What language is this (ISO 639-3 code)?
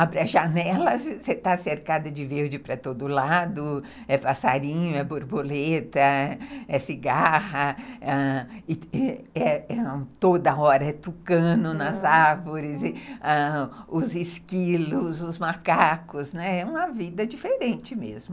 por